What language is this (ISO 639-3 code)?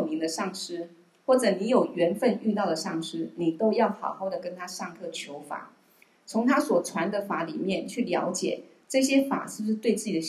zho